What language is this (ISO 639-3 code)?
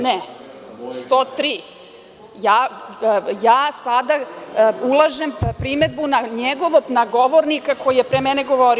srp